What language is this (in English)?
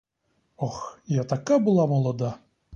Ukrainian